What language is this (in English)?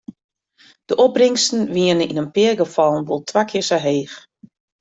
Western Frisian